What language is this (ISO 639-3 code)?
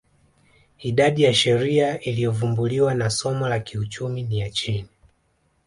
swa